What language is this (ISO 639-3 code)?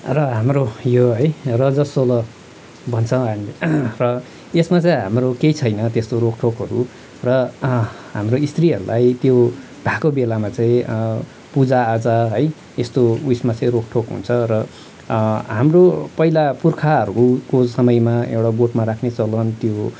nep